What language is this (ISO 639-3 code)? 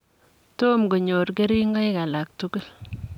kln